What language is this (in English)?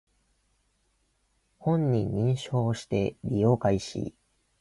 Japanese